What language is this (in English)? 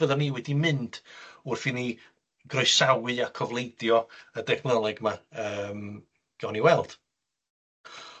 Welsh